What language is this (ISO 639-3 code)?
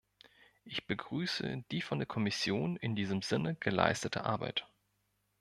deu